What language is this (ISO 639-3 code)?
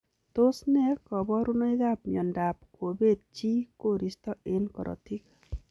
kln